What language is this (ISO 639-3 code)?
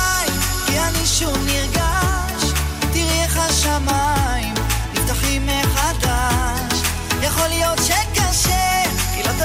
heb